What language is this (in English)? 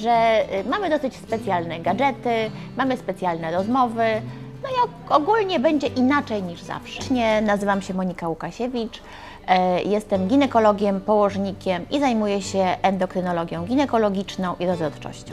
Polish